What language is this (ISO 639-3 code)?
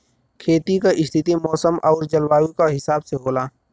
bho